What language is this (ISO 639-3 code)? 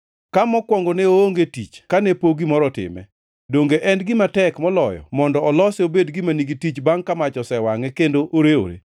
luo